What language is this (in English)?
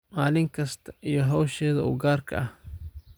Somali